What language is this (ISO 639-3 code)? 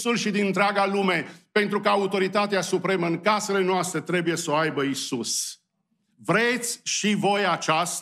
ron